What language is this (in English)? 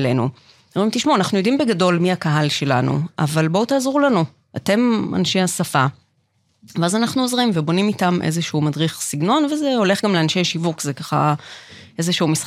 Hebrew